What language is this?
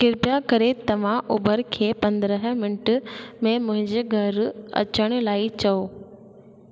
Sindhi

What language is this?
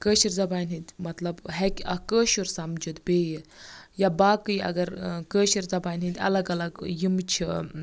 Kashmiri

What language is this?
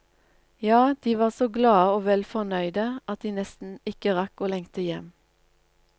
Norwegian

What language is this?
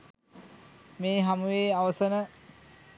Sinhala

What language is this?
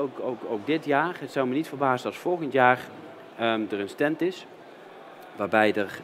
Dutch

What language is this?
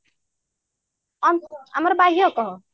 Odia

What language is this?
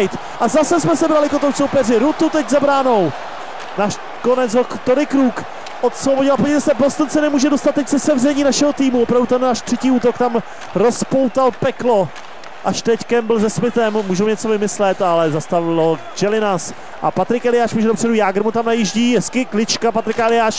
Czech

